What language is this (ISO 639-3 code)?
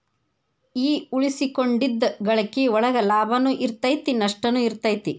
kan